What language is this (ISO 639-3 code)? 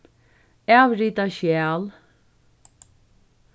fao